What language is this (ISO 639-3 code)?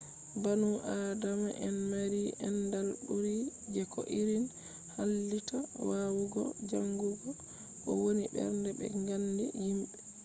ful